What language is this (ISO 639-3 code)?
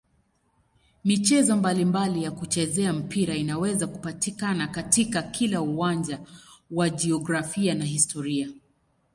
swa